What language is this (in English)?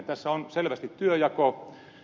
Finnish